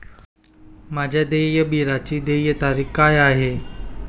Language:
Marathi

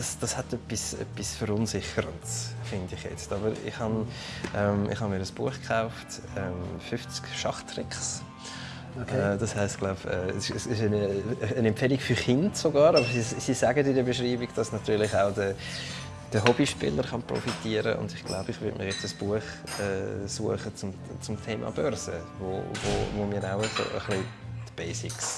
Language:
German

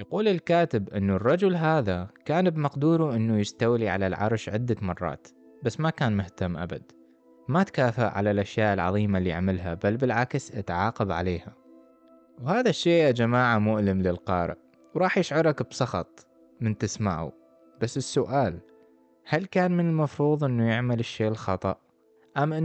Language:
Arabic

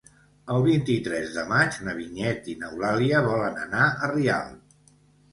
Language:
Catalan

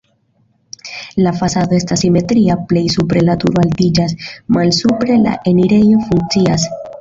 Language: Esperanto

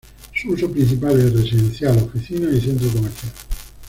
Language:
Spanish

